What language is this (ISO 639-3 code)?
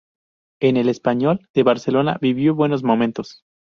spa